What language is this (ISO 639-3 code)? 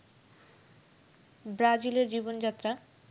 ben